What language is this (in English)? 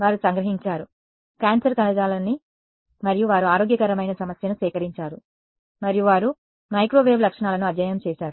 Telugu